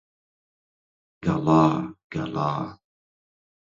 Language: Central Kurdish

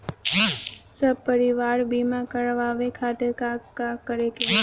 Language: Bhojpuri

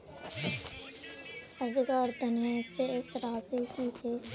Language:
Magahi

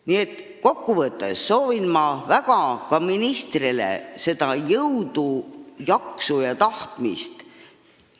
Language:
Estonian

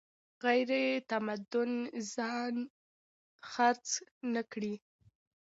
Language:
Pashto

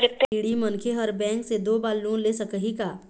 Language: Chhattisgarhi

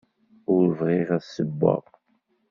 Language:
Kabyle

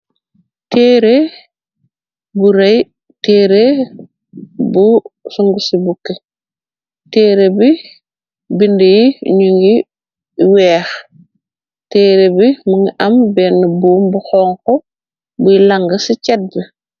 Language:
Wolof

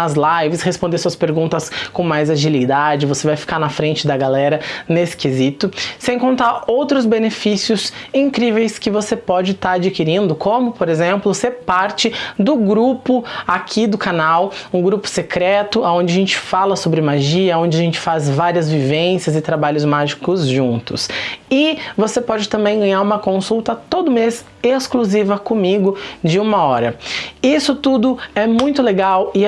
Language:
Portuguese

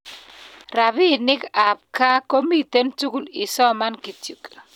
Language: Kalenjin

